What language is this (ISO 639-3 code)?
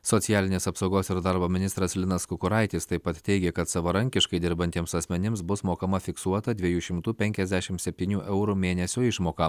lit